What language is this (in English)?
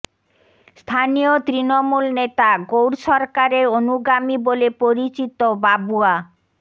Bangla